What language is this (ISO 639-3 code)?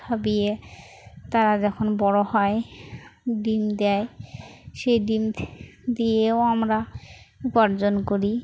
ben